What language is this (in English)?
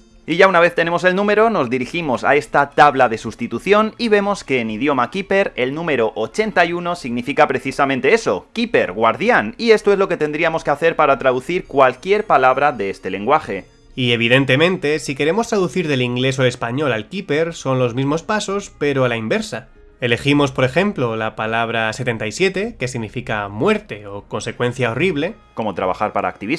Spanish